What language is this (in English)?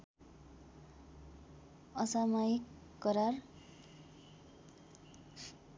Nepali